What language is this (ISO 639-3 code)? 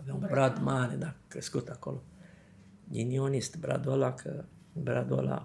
ron